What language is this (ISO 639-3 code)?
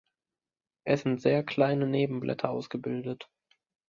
deu